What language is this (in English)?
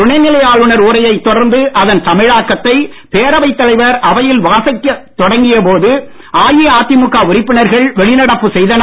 Tamil